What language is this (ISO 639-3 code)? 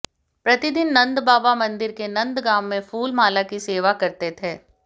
hin